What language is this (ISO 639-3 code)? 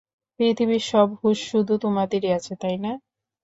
ben